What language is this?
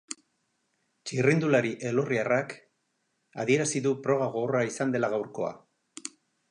Basque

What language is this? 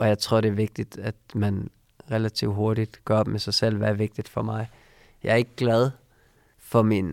Danish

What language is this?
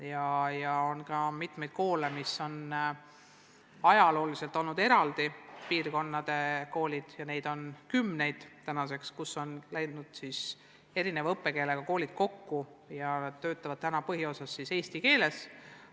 Estonian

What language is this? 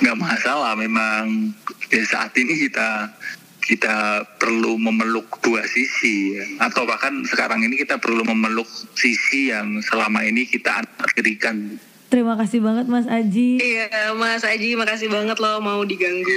Indonesian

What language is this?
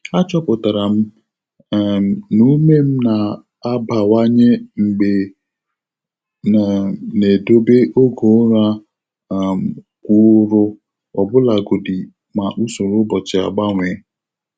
Igbo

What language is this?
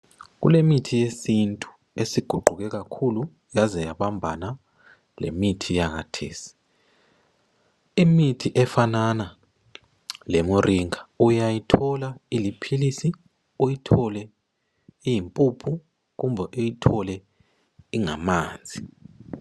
North Ndebele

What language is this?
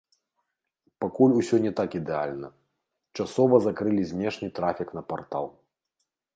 Belarusian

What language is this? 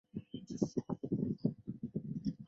Chinese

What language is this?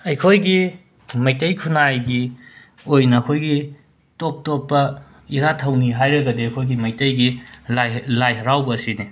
Manipuri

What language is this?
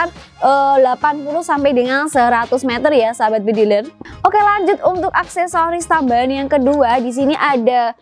Indonesian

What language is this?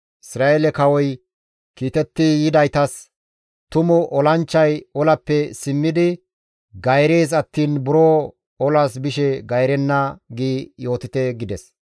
Gamo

